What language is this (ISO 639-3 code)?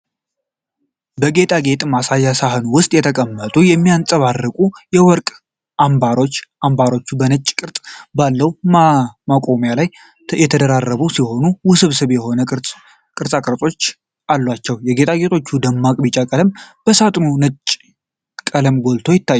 amh